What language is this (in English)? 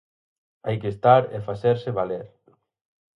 Galician